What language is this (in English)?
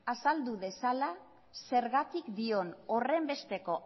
Basque